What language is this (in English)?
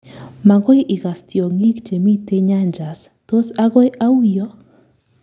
Kalenjin